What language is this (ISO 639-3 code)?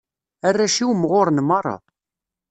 kab